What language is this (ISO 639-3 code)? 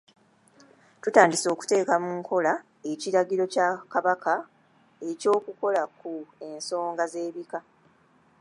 lug